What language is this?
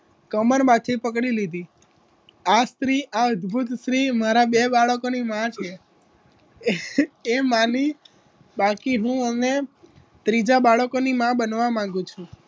Gujarati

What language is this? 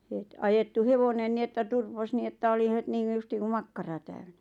Finnish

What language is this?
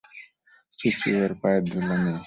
Bangla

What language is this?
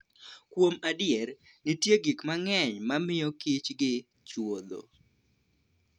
Luo (Kenya and Tanzania)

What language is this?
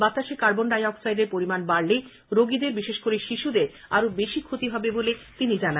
Bangla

